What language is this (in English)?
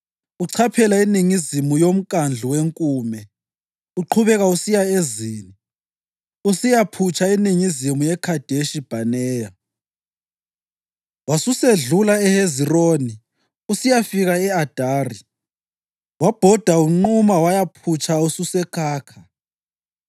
North Ndebele